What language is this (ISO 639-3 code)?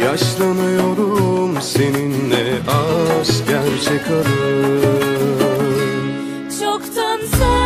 tur